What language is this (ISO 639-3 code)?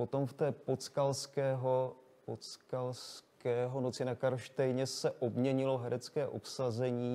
ces